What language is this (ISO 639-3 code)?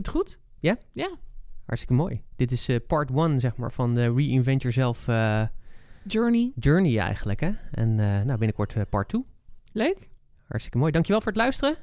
nld